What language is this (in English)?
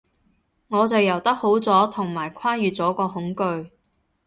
Cantonese